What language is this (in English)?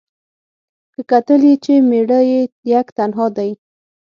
Pashto